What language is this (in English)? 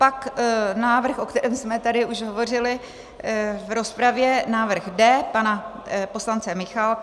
Czech